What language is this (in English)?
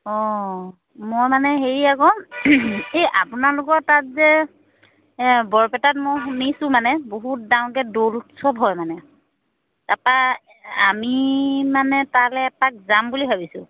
Assamese